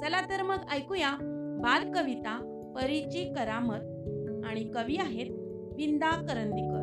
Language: Marathi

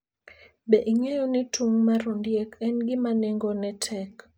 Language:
Luo (Kenya and Tanzania)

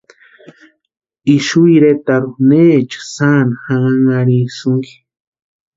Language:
Western Highland Purepecha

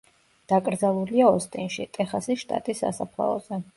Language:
Georgian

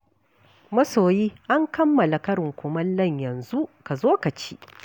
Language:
Hausa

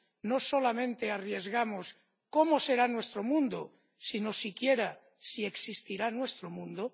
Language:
Spanish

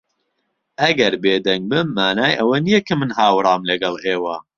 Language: Central Kurdish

